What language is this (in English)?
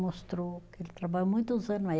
Portuguese